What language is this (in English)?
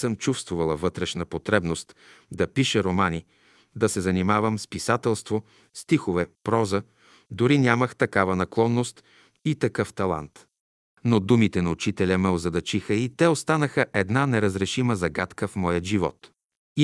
Bulgarian